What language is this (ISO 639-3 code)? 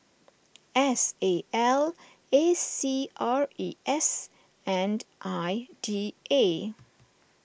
eng